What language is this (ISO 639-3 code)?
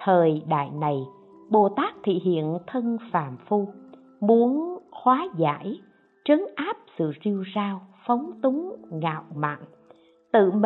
vie